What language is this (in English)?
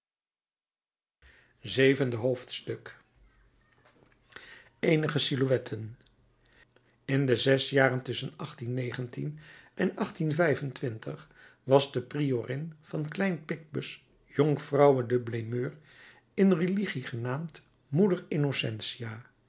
Dutch